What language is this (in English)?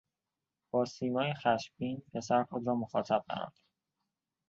Persian